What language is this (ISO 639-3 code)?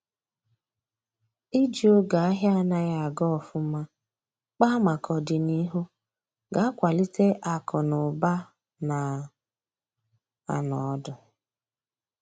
ibo